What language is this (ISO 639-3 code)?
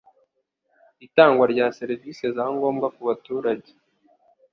kin